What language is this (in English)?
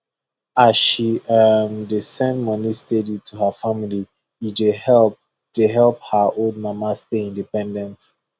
Nigerian Pidgin